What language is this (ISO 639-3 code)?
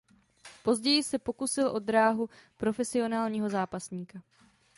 ces